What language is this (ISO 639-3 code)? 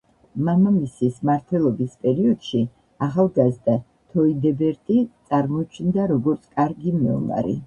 kat